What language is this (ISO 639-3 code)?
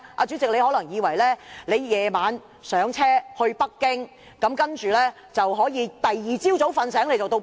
yue